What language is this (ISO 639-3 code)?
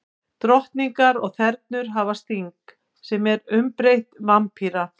isl